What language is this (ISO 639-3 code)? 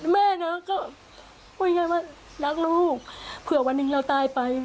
tha